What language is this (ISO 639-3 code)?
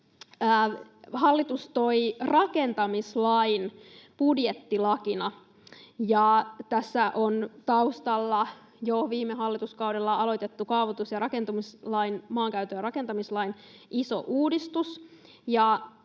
fin